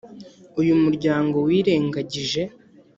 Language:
Kinyarwanda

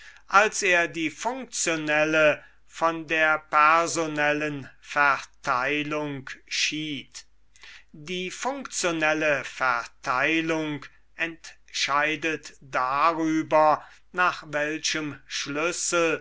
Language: German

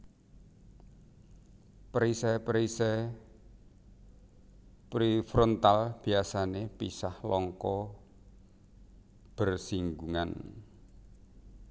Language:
Javanese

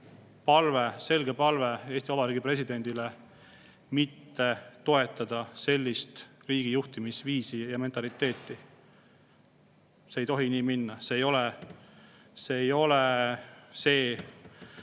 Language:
Estonian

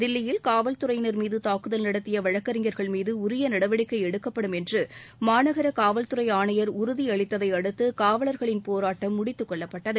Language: Tamil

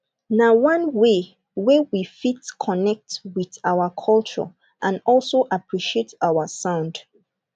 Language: Nigerian Pidgin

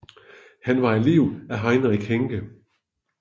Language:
Danish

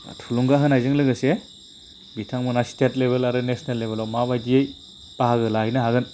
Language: Bodo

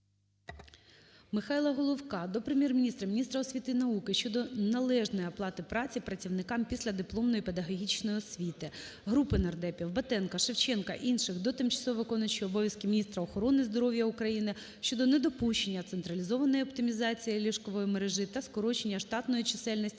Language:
Ukrainian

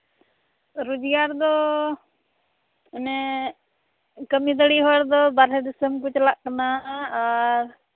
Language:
Santali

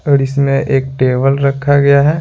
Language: Hindi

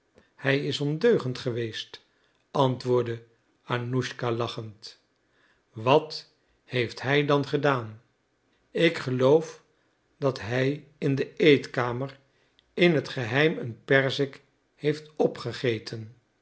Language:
Dutch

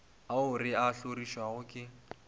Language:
Northern Sotho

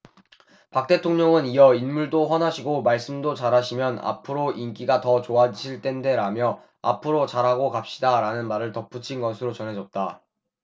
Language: Korean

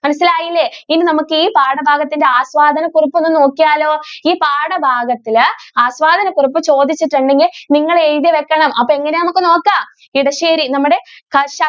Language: Malayalam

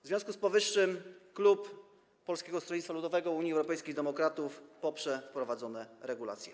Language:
Polish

